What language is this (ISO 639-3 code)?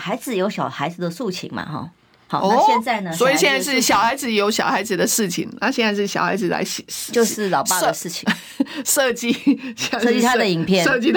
zho